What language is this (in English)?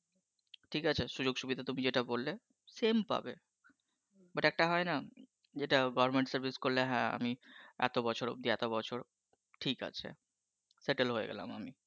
Bangla